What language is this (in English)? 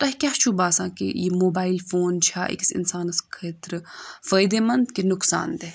Kashmiri